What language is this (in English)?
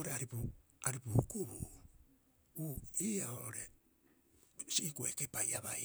Rapoisi